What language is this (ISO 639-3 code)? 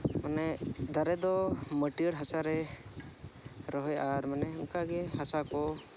sat